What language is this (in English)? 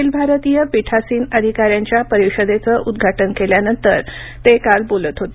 Marathi